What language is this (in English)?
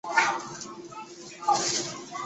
Chinese